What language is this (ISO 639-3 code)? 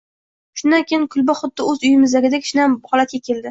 uzb